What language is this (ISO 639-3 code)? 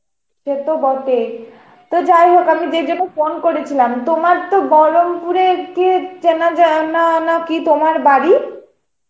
ben